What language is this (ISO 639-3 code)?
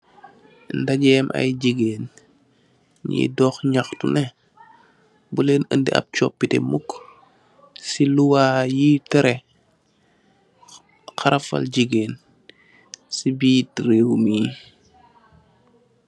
wol